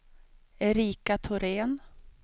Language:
Swedish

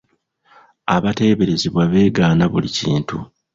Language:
Ganda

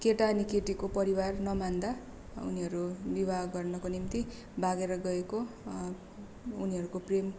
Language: Nepali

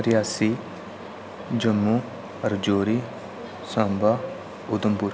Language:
Dogri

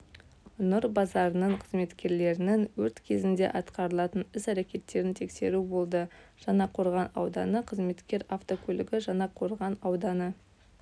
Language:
Kazakh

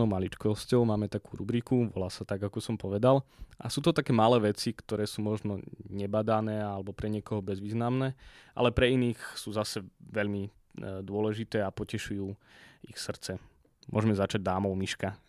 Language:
Slovak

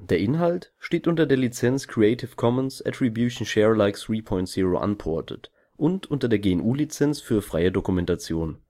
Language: German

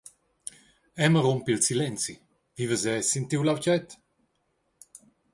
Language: Romansh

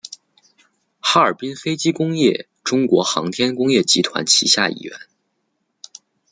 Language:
Chinese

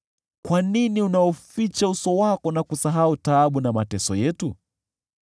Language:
Swahili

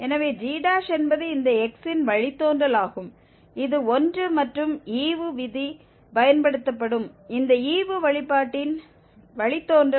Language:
Tamil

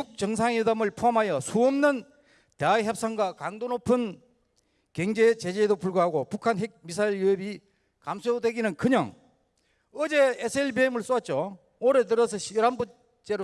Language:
Korean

